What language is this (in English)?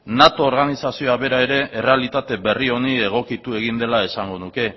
Basque